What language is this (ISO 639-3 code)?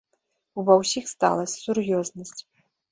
bel